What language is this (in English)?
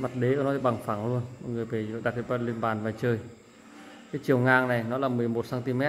Vietnamese